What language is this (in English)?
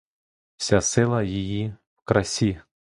Ukrainian